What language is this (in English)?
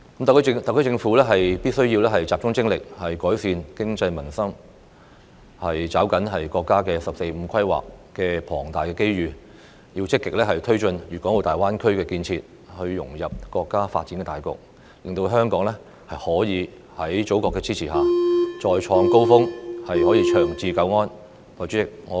Cantonese